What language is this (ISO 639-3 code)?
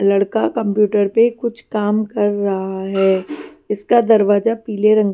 hin